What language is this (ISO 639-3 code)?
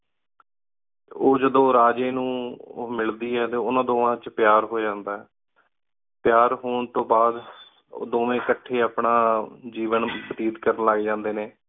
pan